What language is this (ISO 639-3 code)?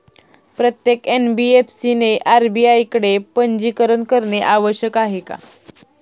mar